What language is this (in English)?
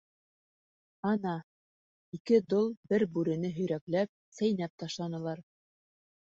Bashkir